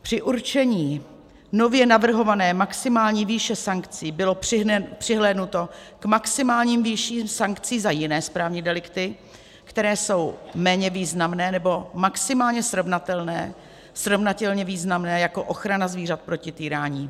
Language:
Czech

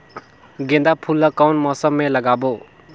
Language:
Chhattisgarhi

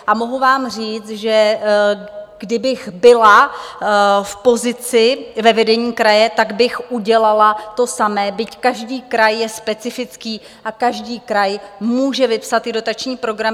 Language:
Czech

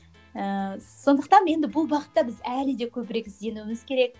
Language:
Kazakh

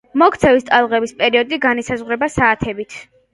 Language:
Georgian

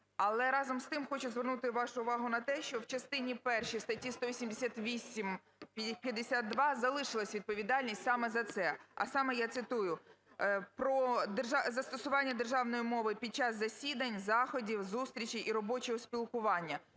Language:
Ukrainian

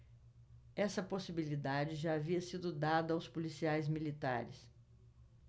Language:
Portuguese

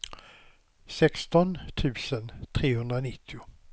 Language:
Swedish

